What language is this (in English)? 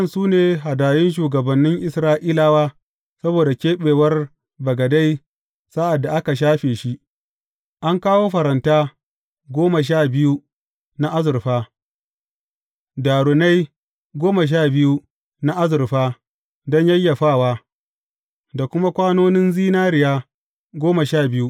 Hausa